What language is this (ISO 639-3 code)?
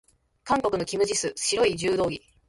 jpn